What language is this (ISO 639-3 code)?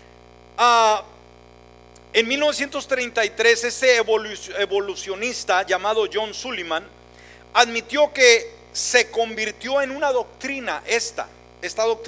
spa